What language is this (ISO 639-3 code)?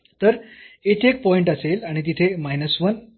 mar